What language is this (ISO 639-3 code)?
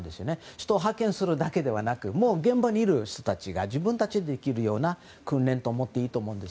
jpn